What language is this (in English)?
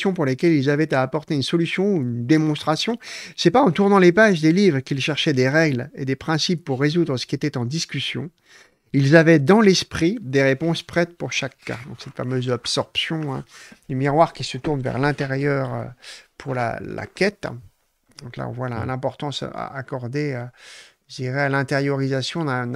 French